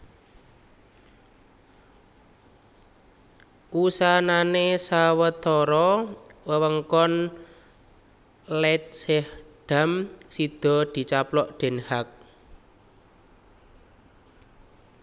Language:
Javanese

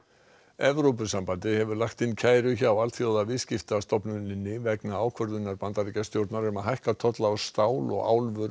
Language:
Icelandic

